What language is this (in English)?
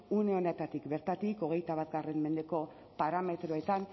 Basque